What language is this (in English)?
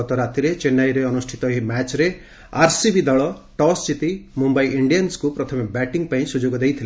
Odia